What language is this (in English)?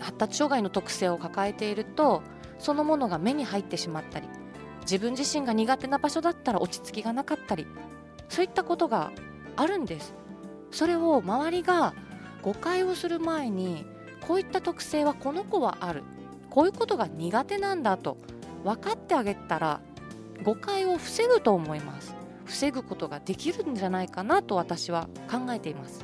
Japanese